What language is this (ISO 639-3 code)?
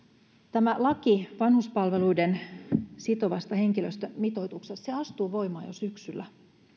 fin